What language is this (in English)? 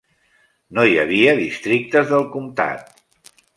Catalan